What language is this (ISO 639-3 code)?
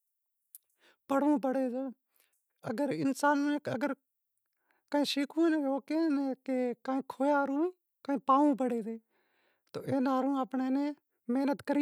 kxp